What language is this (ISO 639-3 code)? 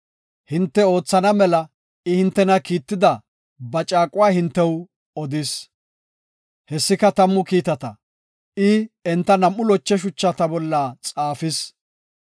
gof